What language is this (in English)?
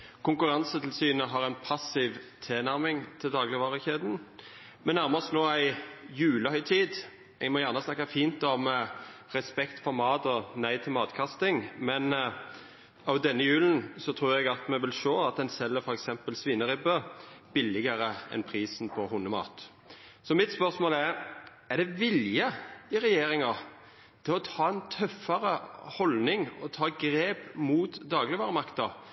Norwegian Nynorsk